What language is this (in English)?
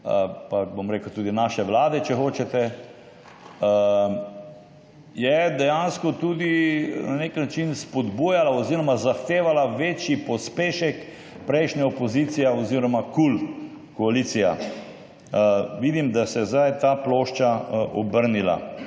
Slovenian